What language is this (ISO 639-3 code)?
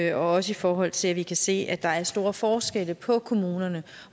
dan